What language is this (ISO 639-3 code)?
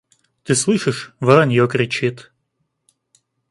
rus